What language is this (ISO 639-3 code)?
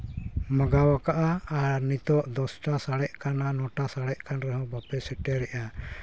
sat